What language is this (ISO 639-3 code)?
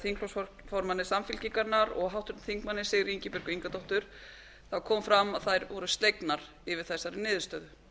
isl